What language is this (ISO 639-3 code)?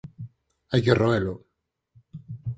glg